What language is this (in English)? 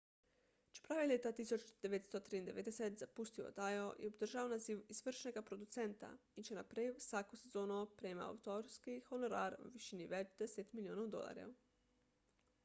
Slovenian